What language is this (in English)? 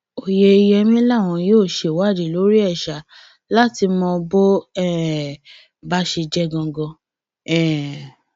Yoruba